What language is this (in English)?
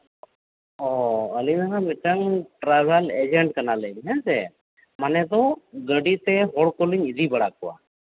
Santali